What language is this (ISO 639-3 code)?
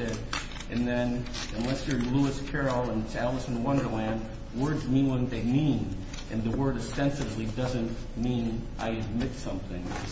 eng